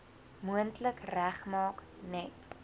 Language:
Afrikaans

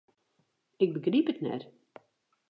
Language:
Western Frisian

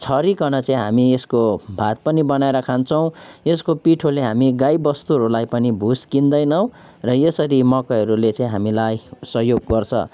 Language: Nepali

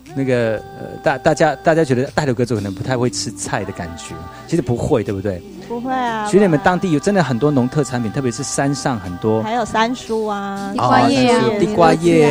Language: Chinese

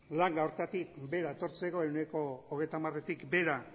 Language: Basque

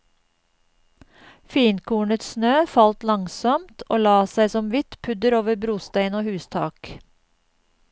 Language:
Norwegian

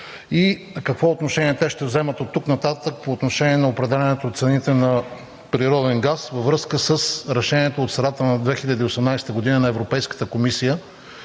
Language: Bulgarian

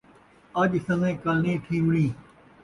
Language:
Saraiki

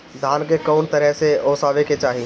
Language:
Bhojpuri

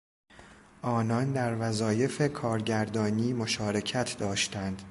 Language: Persian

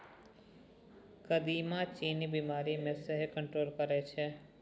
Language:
Maithili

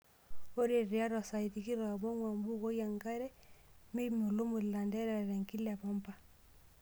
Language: Masai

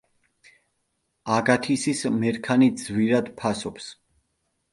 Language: Georgian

